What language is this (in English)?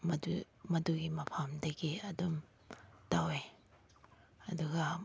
Manipuri